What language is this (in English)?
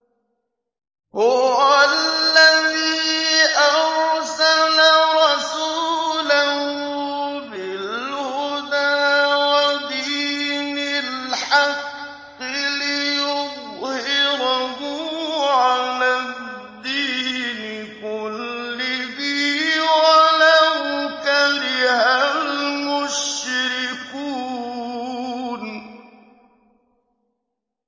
Arabic